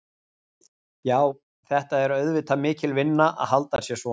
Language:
Icelandic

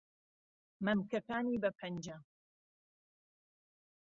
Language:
Central Kurdish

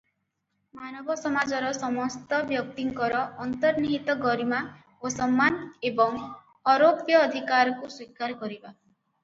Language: Odia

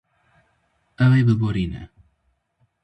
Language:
Kurdish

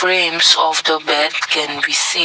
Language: English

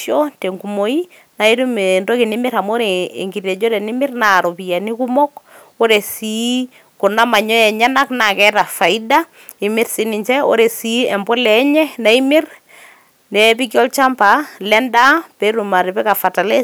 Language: Masai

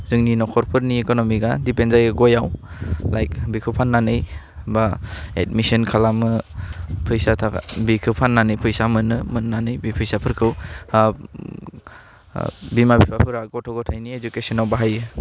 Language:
Bodo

